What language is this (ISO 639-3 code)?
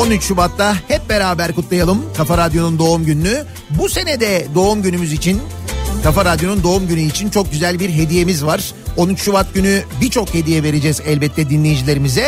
tur